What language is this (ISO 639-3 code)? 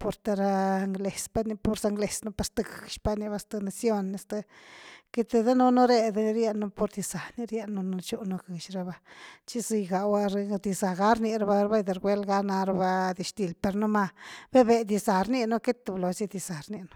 ztu